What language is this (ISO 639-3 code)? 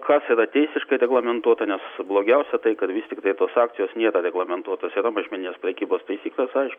lit